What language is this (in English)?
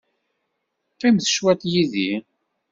Kabyle